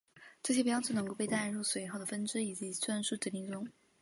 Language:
Chinese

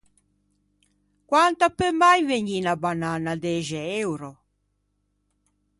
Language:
Ligurian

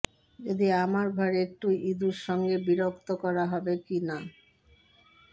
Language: Bangla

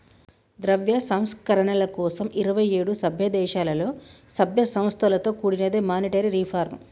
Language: Telugu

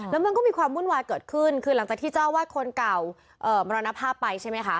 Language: Thai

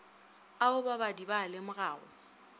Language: Northern Sotho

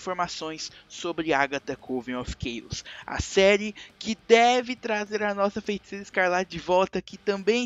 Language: Portuguese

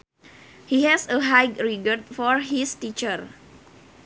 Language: Sundanese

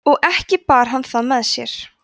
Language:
Icelandic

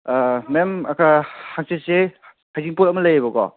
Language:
Manipuri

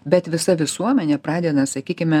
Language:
Lithuanian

